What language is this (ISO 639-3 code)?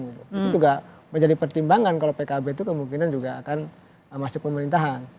ind